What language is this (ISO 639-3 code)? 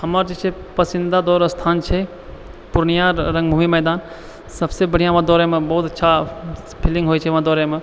mai